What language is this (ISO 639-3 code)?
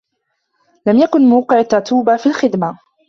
ara